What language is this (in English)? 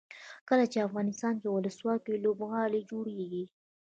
Pashto